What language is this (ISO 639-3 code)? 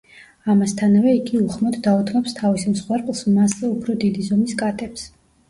kat